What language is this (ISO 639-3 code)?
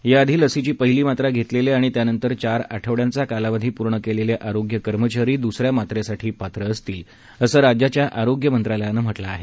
mar